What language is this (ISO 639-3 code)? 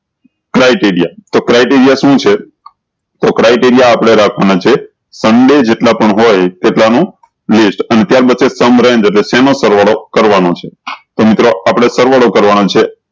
guj